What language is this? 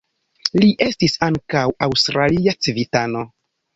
Esperanto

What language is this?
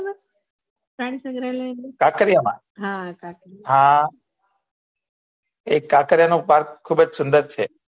Gujarati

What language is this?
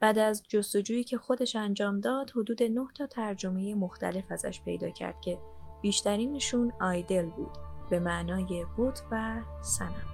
Persian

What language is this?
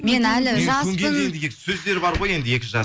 Kazakh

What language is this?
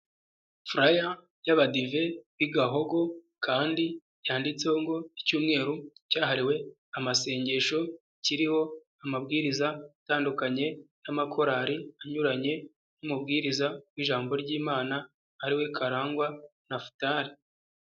Kinyarwanda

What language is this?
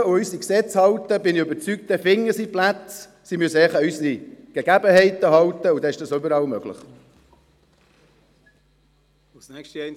Swiss German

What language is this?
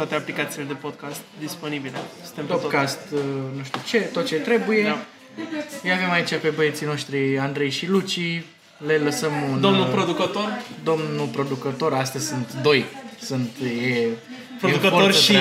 Romanian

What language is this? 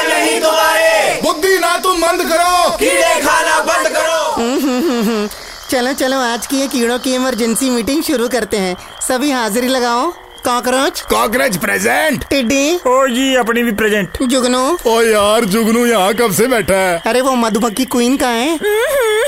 Punjabi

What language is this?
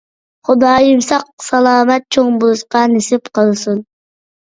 Uyghur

